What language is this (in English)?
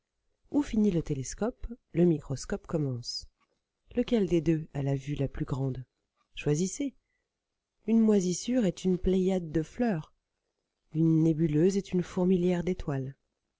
French